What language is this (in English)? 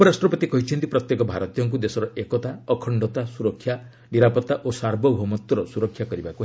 Odia